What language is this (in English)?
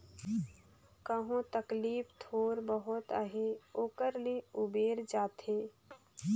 Chhattisgarhi